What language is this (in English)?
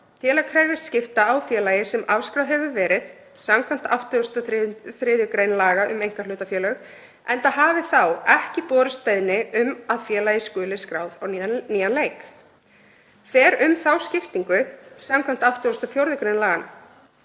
Icelandic